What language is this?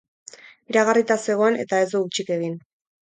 Basque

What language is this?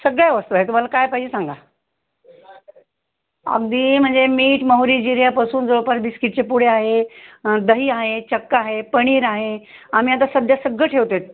Marathi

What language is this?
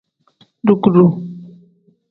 Tem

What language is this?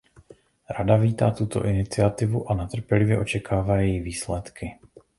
Czech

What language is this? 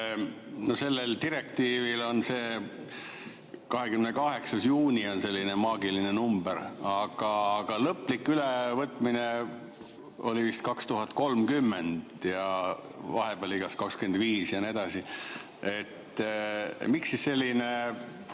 Estonian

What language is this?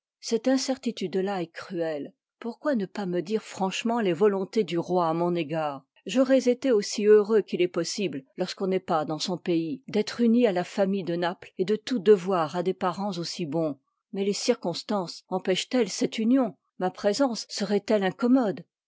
French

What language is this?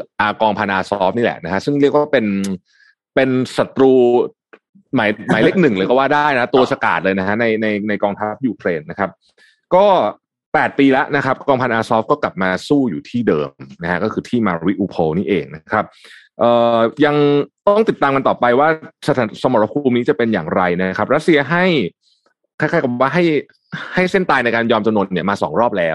Thai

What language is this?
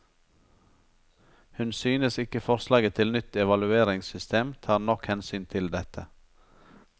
Norwegian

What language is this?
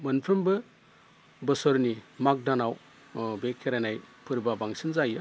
Bodo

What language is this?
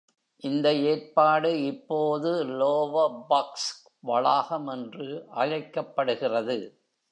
Tamil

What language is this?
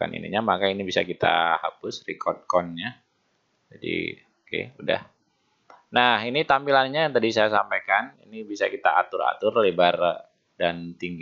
Indonesian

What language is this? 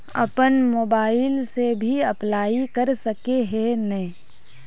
Magahi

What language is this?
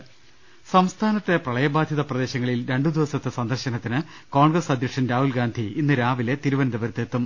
Malayalam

